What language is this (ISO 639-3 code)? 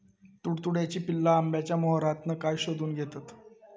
mar